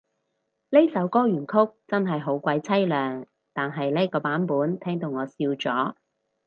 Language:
Cantonese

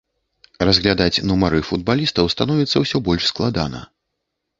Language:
Belarusian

